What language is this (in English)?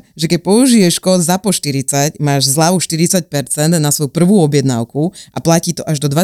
Slovak